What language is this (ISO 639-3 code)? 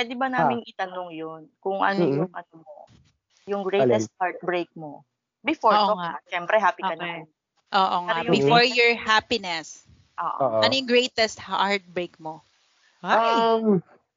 fil